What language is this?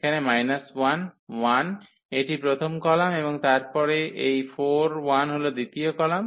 Bangla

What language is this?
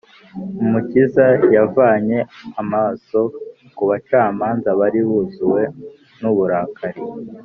Kinyarwanda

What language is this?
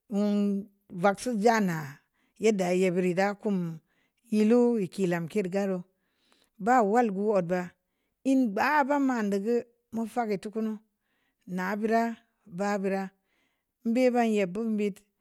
Samba Leko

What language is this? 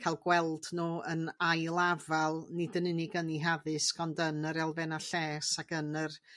Welsh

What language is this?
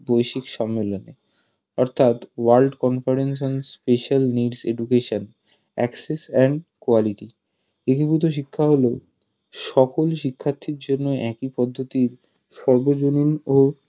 Bangla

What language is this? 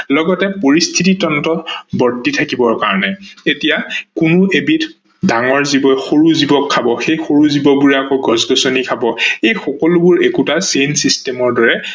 Assamese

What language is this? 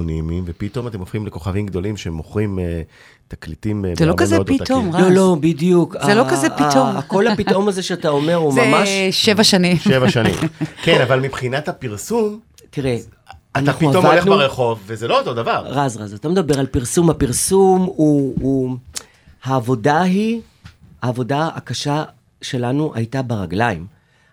Hebrew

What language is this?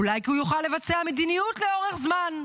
Hebrew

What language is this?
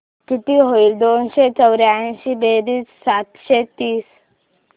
Marathi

